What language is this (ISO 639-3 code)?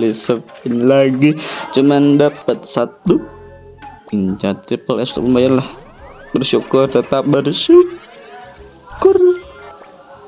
ind